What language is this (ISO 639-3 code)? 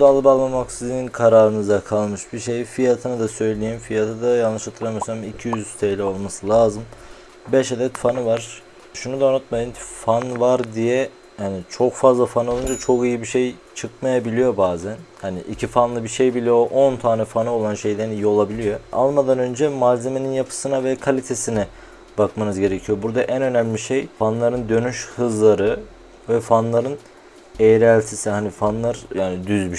tur